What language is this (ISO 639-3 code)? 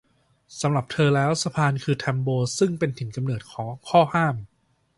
tha